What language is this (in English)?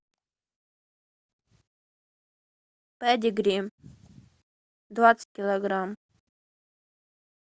Russian